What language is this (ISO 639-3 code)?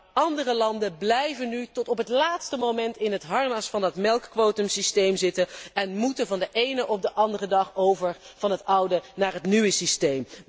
nld